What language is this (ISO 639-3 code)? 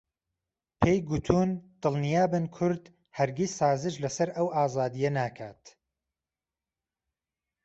ckb